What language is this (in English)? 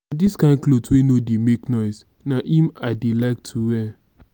Nigerian Pidgin